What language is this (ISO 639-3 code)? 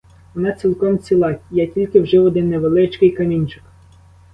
ukr